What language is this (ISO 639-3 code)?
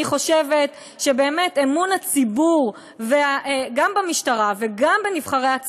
heb